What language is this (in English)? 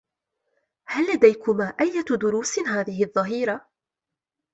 Arabic